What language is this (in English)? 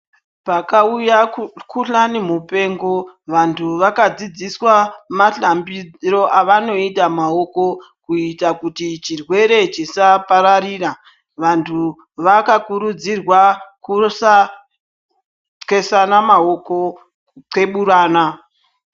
Ndau